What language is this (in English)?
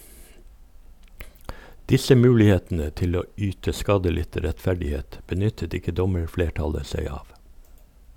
Norwegian